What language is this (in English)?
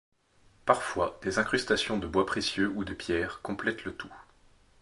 French